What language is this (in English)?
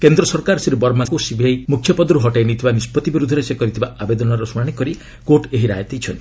Odia